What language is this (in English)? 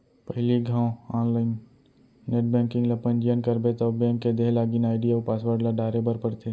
Chhattisgarhi